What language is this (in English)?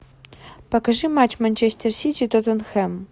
Russian